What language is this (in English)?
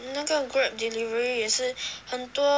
English